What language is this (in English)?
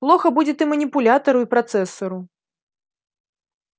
Russian